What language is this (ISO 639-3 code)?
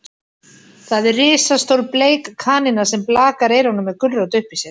isl